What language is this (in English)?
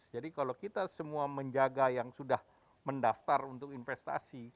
Indonesian